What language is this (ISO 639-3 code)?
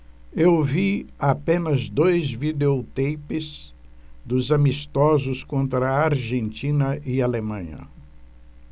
por